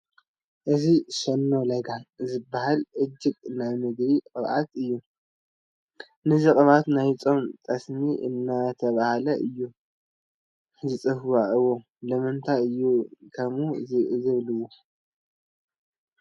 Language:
Tigrinya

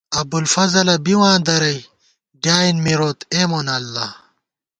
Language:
Gawar-Bati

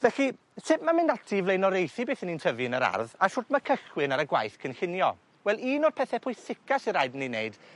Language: Welsh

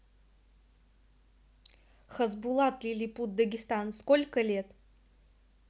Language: Russian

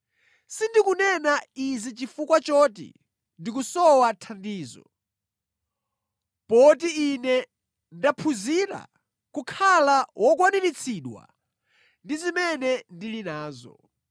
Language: Nyanja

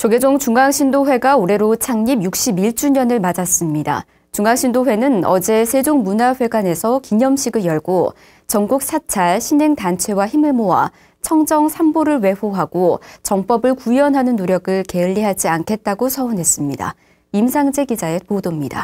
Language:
Korean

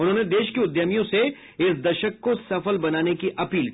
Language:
Hindi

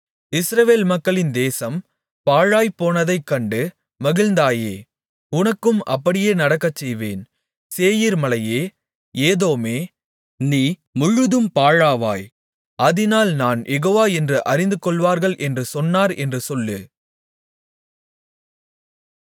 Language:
Tamil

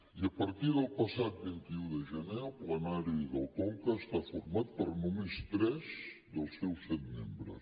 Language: Catalan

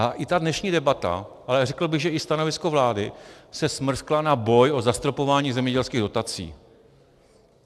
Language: Czech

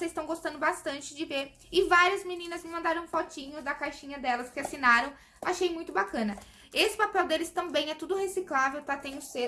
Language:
Portuguese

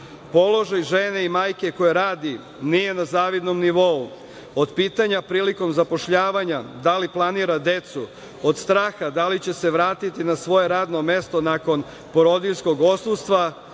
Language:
Serbian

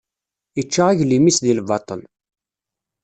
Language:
Kabyle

